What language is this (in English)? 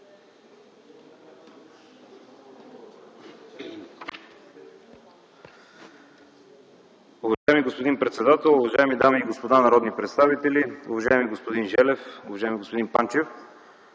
Bulgarian